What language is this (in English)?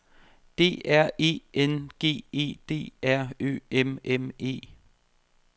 Danish